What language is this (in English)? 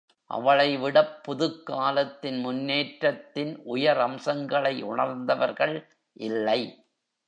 Tamil